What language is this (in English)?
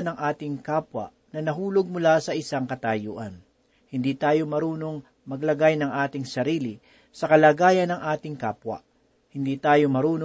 Filipino